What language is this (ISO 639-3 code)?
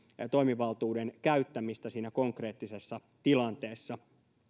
fin